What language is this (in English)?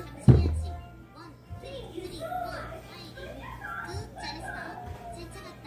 Korean